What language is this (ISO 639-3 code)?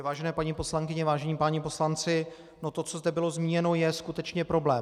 ces